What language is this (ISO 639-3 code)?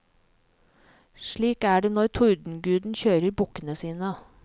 nor